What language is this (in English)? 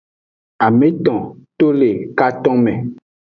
Aja (Benin)